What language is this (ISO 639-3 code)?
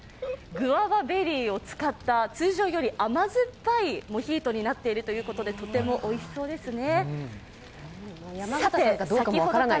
jpn